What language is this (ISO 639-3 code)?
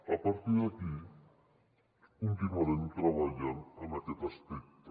cat